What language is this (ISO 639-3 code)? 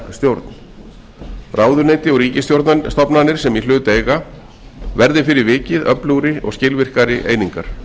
isl